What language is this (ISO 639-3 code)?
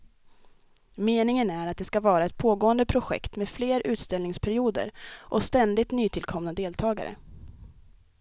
swe